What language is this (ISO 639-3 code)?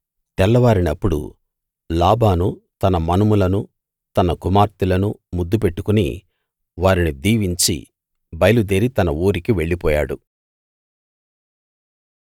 tel